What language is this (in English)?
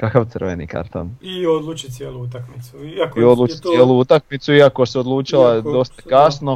Croatian